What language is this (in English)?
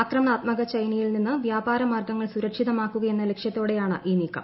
Malayalam